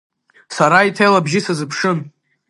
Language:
Abkhazian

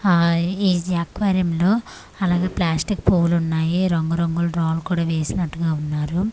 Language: Telugu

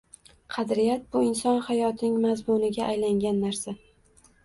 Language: Uzbek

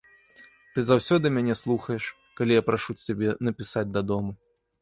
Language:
Belarusian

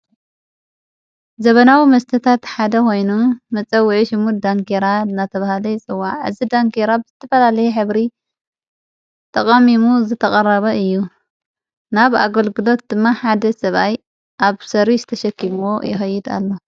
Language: Tigrinya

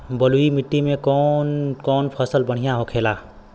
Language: Bhojpuri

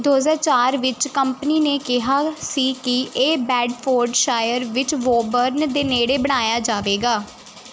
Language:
Punjabi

